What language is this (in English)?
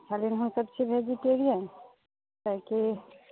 Maithili